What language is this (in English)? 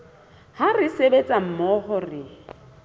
Southern Sotho